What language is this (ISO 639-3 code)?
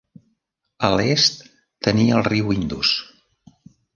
cat